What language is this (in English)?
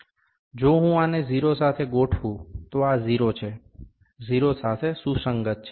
Gujarati